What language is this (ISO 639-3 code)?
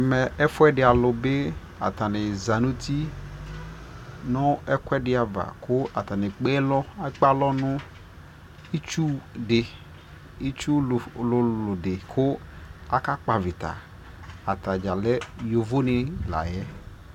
kpo